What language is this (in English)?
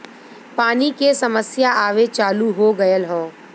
Bhojpuri